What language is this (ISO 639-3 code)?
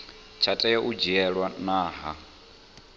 ven